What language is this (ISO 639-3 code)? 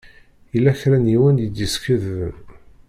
kab